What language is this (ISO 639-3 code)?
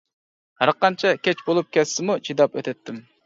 uig